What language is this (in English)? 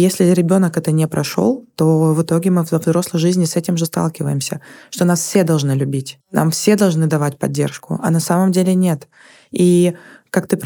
Russian